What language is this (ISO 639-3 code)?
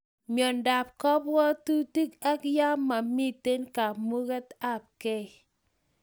kln